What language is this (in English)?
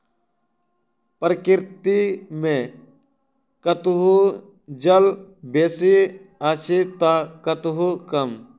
Maithili